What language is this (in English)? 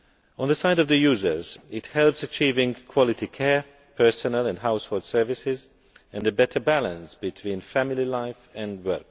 English